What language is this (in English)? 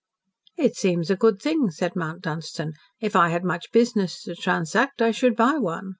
English